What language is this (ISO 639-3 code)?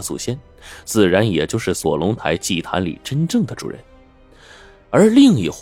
zho